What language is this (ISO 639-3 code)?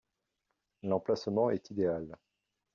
fra